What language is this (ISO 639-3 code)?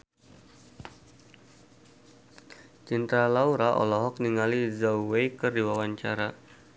sun